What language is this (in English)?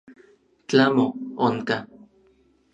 Orizaba Nahuatl